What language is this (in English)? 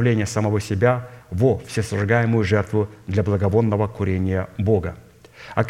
Russian